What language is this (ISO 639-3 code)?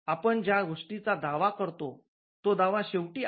mar